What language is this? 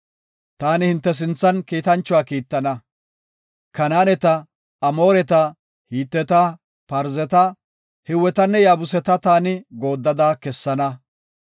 Gofa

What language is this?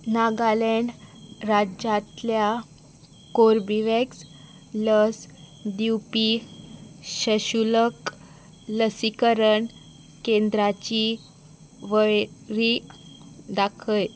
Konkani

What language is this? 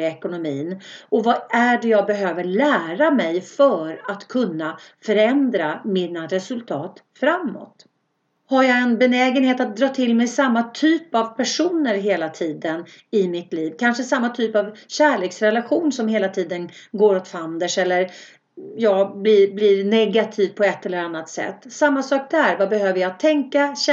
Swedish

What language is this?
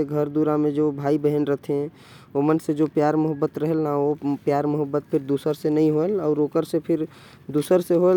Korwa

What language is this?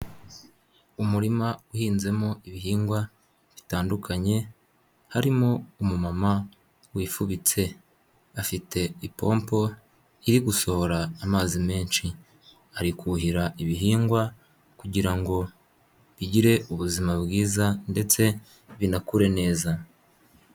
Kinyarwanda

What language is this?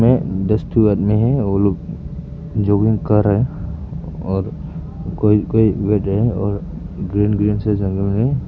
Hindi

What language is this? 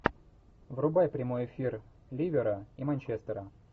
Russian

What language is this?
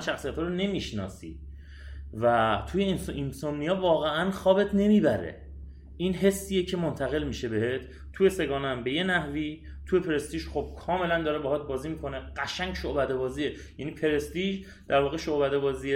Persian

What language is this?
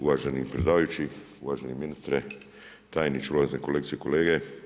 Croatian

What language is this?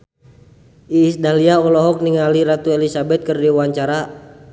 Sundanese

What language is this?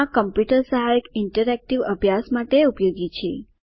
Gujarati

